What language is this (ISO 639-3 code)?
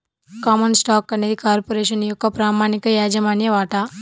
tel